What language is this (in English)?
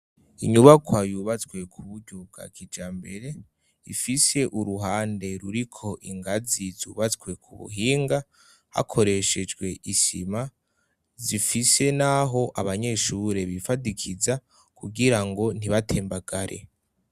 Rundi